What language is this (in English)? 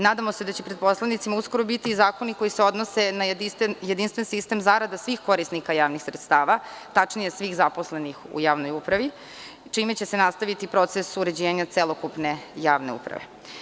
Serbian